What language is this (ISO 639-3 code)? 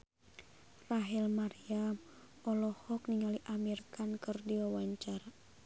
sun